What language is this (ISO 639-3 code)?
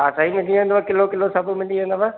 snd